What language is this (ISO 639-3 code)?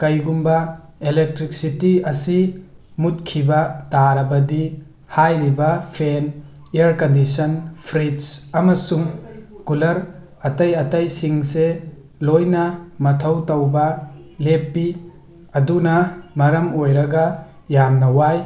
mni